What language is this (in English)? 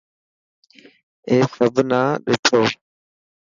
Dhatki